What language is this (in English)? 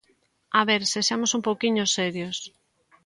Galician